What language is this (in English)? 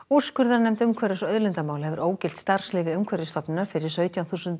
Icelandic